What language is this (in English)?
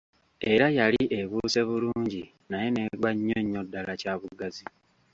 Ganda